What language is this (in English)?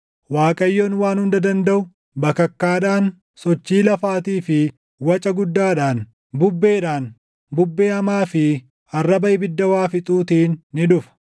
Oromo